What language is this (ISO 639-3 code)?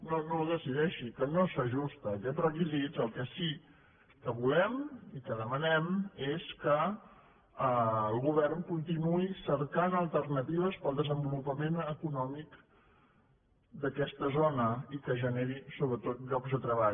cat